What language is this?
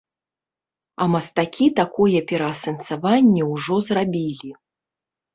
Belarusian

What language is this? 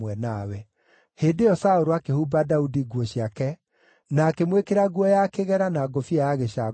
Kikuyu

